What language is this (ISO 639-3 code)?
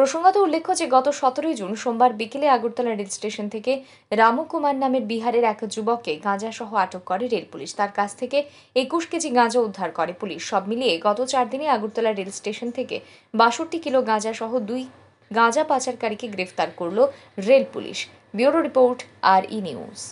ben